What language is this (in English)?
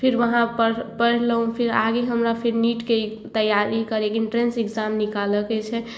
Maithili